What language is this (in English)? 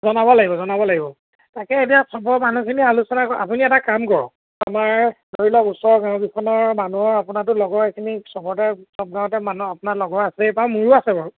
Assamese